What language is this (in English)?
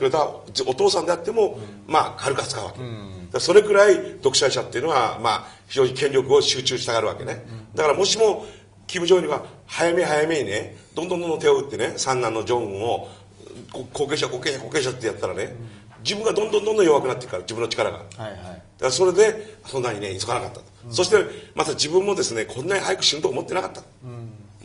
Japanese